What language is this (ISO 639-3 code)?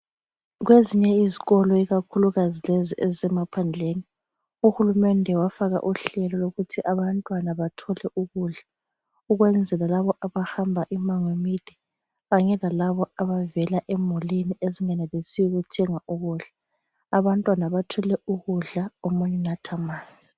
nde